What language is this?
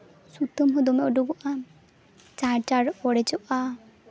Santali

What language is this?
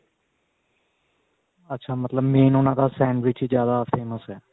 Punjabi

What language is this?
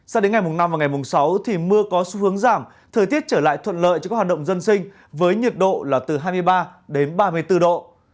Vietnamese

